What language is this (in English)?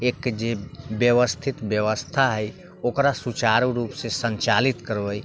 Maithili